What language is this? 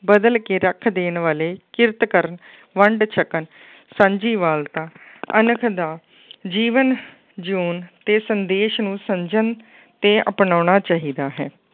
Punjabi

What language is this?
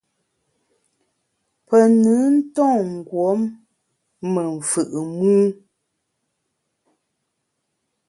Bamun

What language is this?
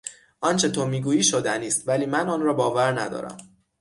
Persian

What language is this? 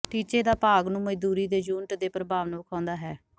Punjabi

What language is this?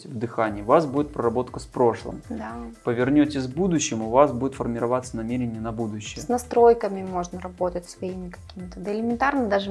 Russian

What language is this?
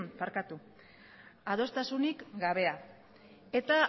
Basque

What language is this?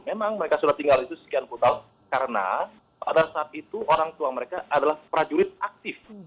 Indonesian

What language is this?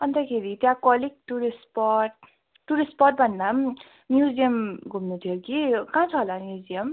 Nepali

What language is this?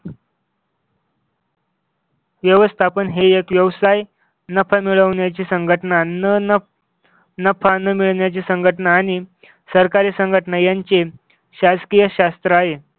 Marathi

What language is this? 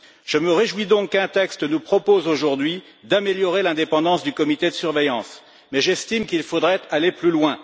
French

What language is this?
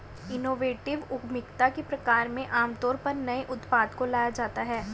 Hindi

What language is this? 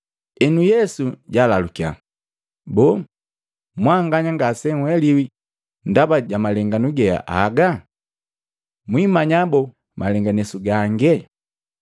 Matengo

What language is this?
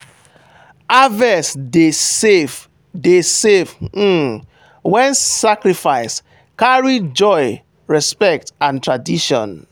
Nigerian Pidgin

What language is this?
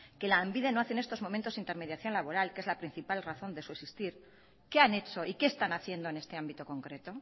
Spanish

